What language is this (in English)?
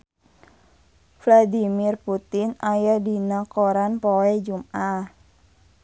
Sundanese